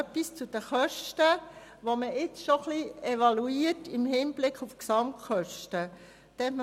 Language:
Swiss German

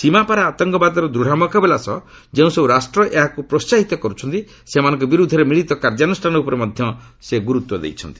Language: Odia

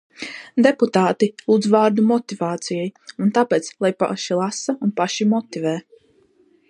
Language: Latvian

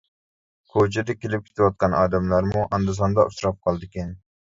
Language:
Uyghur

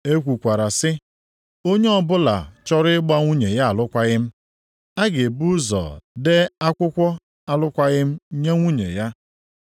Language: Igbo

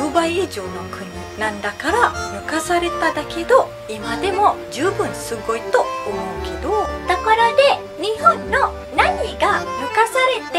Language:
Japanese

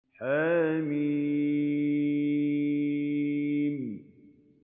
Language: Arabic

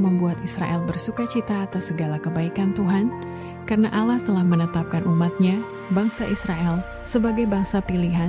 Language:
Indonesian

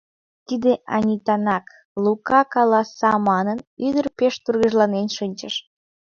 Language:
Mari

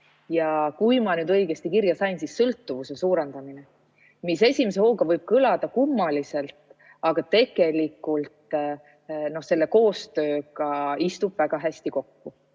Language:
Estonian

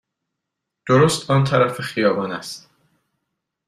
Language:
Persian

